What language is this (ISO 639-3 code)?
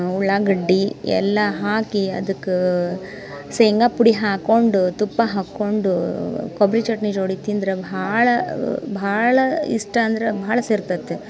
kan